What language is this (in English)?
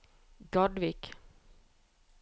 Norwegian